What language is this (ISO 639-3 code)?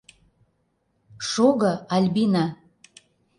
chm